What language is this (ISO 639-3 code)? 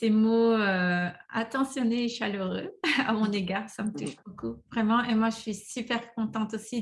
fra